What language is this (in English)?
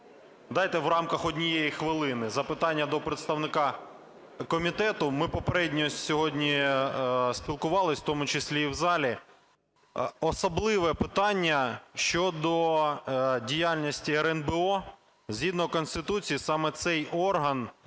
Ukrainian